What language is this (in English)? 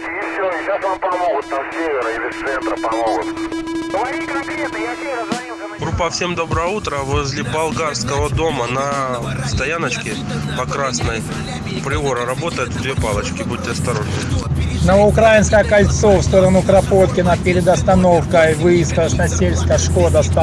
Russian